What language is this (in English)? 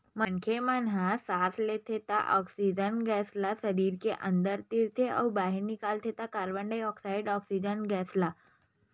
Chhattisgarhi